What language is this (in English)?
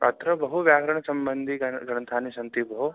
Sanskrit